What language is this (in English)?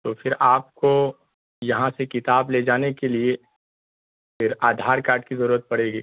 Urdu